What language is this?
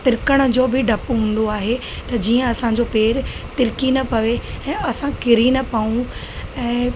Sindhi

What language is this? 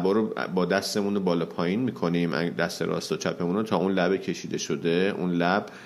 Persian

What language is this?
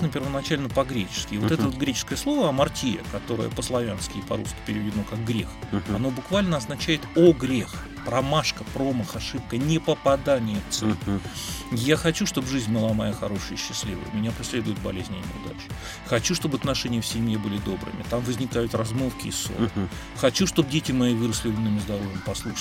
Russian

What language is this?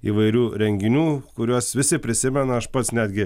Lithuanian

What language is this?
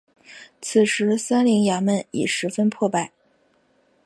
Chinese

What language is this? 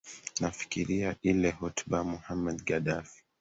Swahili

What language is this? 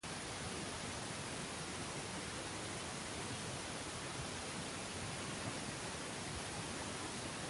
Spanish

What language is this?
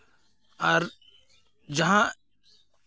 Santali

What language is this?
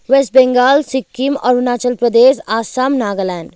Nepali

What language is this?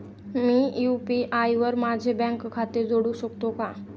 Marathi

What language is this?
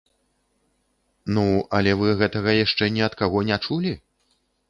Belarusian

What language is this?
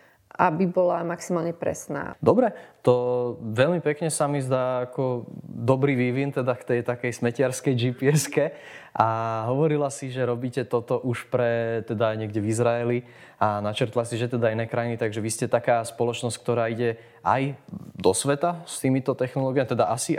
Slovak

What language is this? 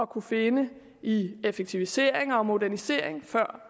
Danish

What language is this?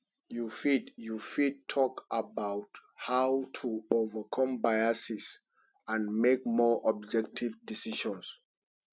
Nigerian Pidgin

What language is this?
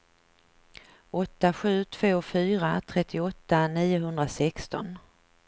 Swedish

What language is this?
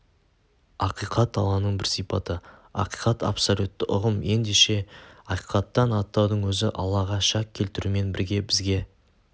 Kazakh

